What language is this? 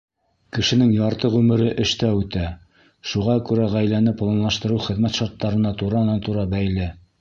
Bashkir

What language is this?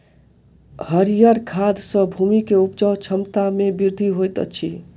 Maithili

